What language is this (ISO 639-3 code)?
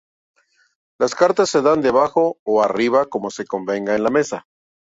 spa